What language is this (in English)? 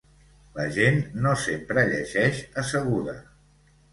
Catalan